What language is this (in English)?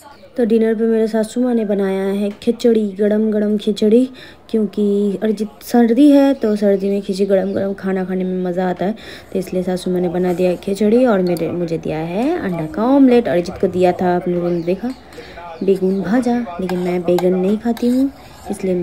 Hindi